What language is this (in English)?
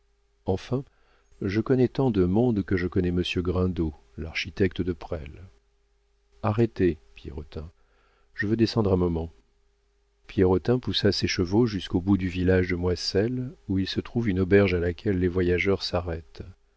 French